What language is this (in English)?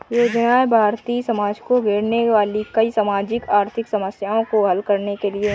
Hindi